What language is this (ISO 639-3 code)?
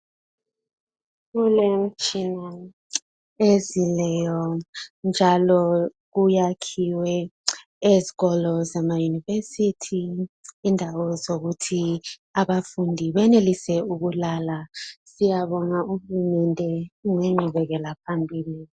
nde